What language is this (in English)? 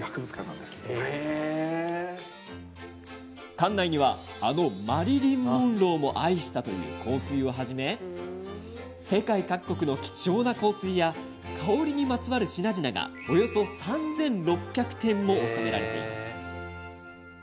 Japanese